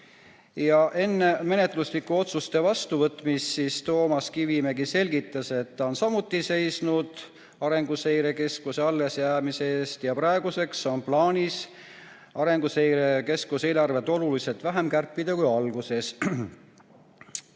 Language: Estonian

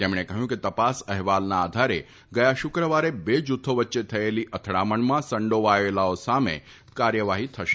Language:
Gujarati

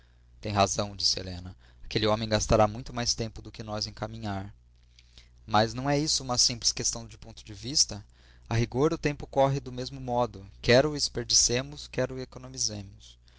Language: Portuguese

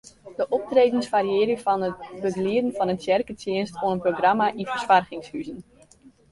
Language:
Western Frisian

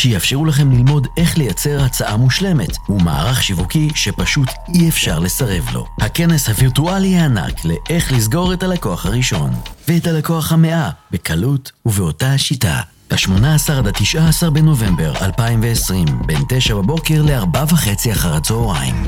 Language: Hebrew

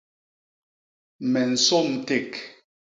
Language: Basaa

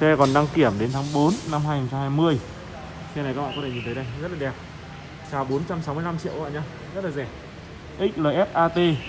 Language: Vietnamese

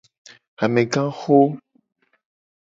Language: Gen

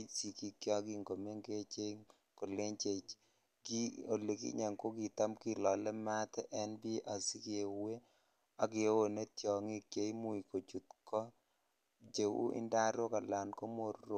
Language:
Kalenjin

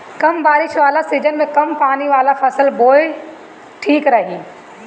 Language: Bhojpuri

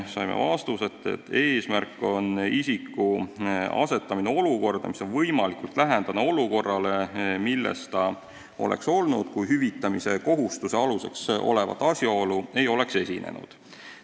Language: Estonian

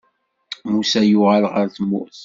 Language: Kabyle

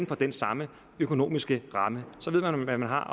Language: Danish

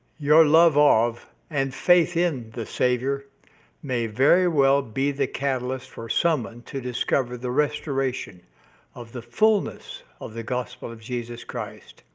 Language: English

